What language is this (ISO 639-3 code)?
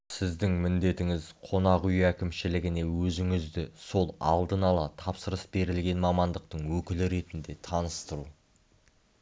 kaz